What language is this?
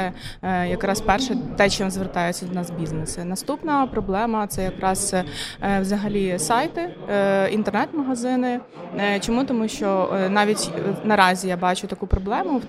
Ukrainian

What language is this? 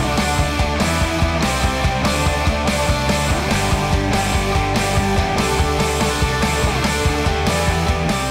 Dutch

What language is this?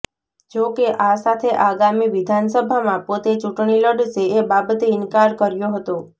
Gujarati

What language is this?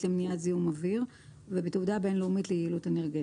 Hebrew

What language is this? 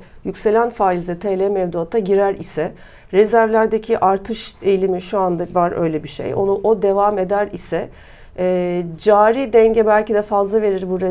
Turkish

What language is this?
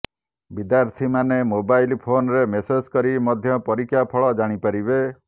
Odia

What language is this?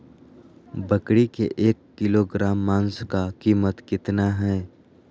Magahi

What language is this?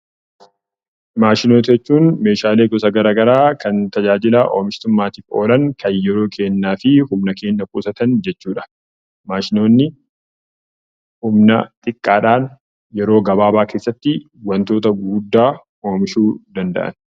Oromo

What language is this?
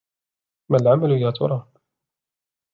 Arabic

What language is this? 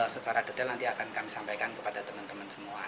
Indonesian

